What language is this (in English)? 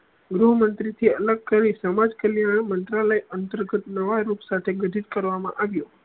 Gujarati